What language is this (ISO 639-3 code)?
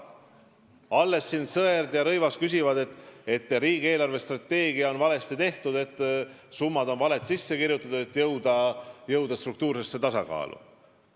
est